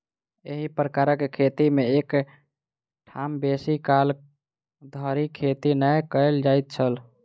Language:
Maithili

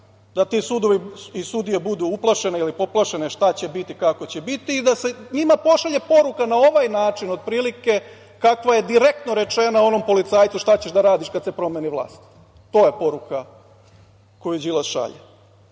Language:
Serbian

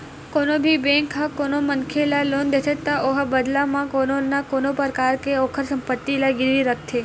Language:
Chhattisgarhi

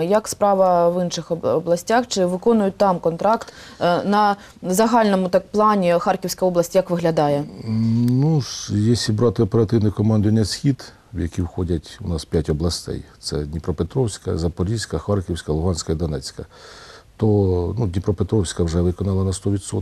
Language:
Ukrainian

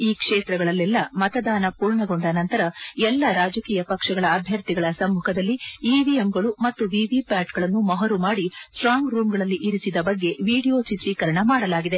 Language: Kannada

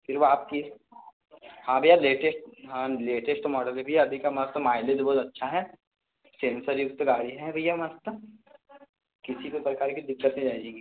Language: Hindi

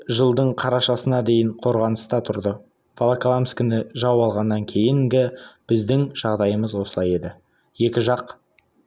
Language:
Kazakh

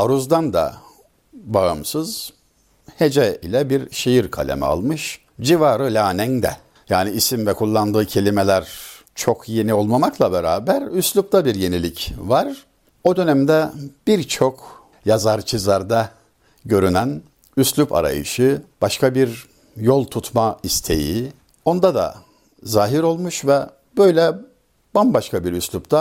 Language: Turkish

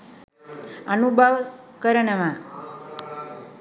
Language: Sinhala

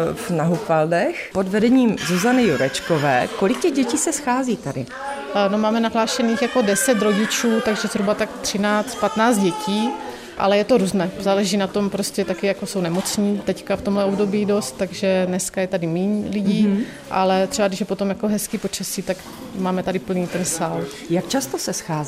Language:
Czech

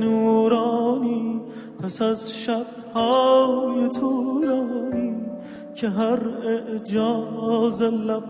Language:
Persian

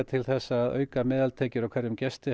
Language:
Icelandic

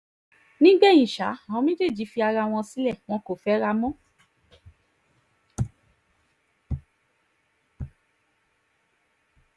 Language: Yoruba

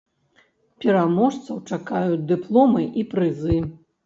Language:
Belarusian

